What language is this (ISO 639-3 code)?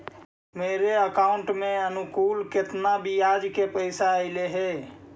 mag